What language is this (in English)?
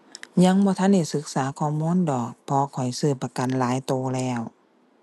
Thai